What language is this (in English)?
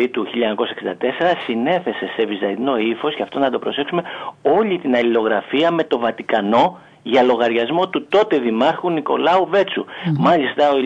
Greek